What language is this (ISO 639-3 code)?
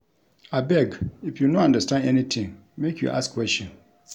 pcm